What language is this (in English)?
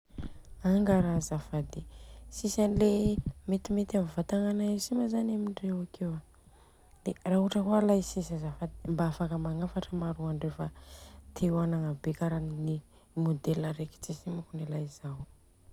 Southern Betsimisaraka Malagasy